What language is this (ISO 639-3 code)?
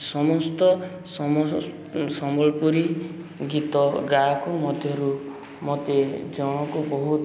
ori